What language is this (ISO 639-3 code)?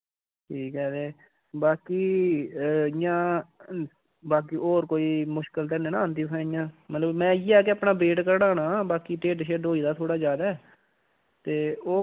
doi